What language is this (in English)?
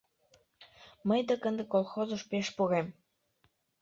Mari